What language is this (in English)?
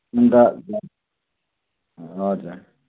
Nepali